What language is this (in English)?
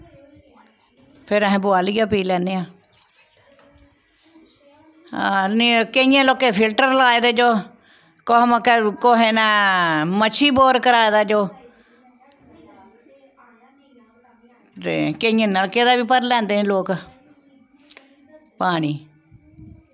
Dogri